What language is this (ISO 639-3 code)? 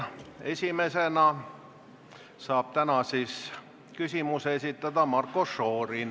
est